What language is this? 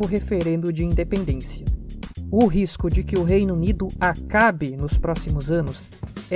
Portuguese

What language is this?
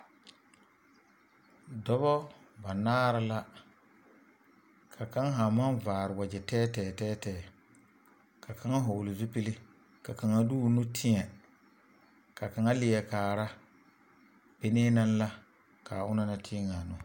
Southern Dagaare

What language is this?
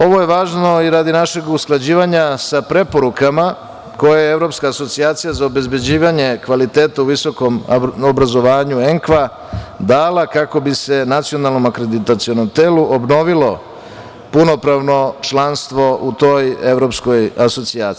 Serbian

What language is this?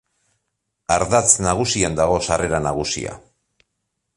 Basque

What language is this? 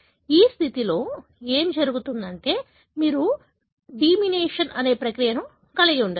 Telugu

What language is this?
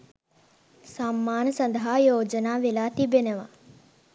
Sinhala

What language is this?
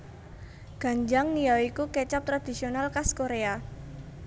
Javanese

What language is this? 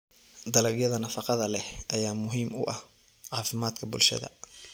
Somali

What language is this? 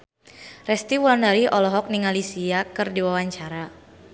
Sundanese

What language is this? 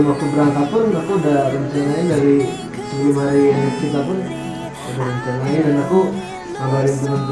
Indonesian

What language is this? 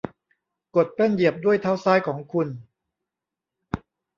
Thai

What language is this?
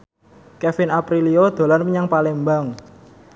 Javanese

